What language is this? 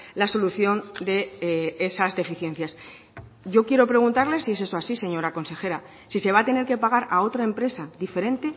Spanish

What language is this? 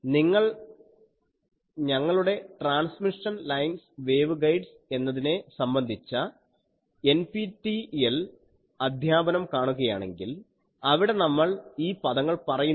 Malayalam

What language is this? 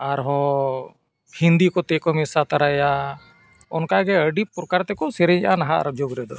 Santali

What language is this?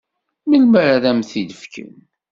Kabyle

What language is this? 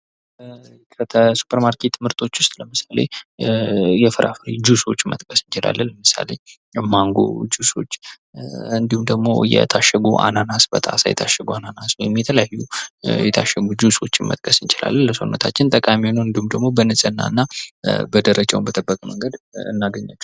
Amharic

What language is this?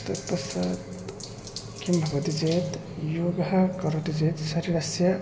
Sanskrit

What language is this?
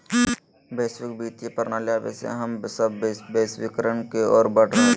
Magahi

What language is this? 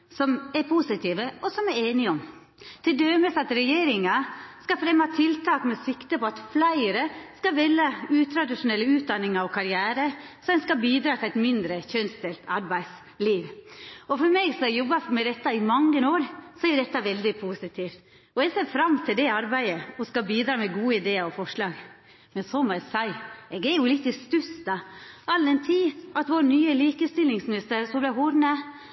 Norwegian Nynorsk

